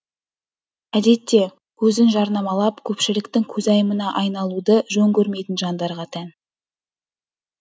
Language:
Kazakh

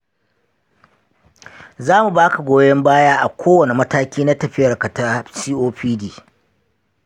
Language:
Hausa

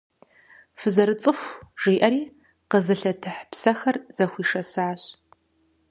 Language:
Kabardian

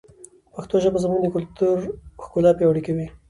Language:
Pashto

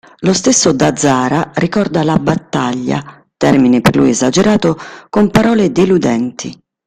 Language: Italian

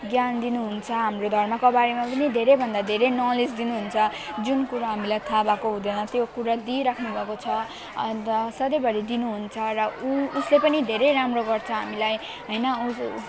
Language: Nepali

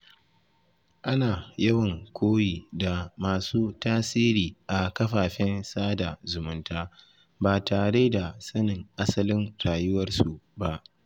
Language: Hausa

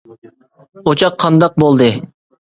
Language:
Uyghur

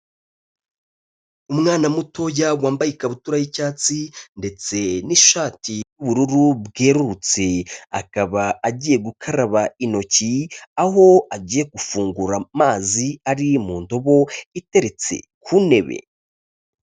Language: Kinyarwanda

